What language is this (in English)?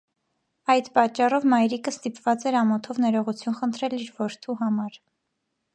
Armenian